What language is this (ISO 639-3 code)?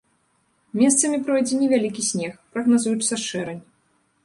bel